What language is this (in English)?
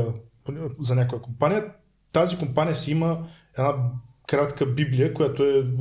Bulgarian